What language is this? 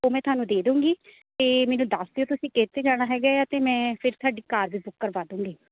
Punjabi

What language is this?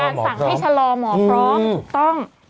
Thai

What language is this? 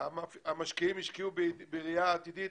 Hebrew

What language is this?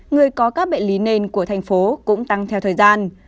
Vietnamese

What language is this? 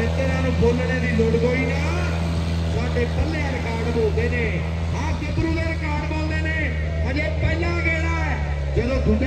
Punjabi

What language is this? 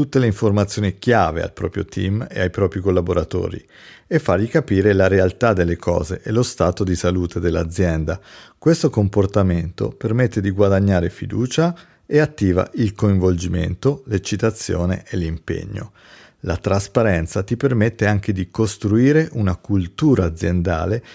Italian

